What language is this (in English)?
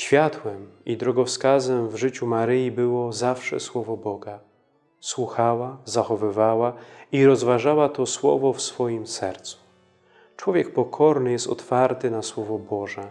Polish